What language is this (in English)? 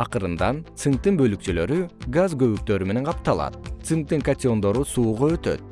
Kyrgyz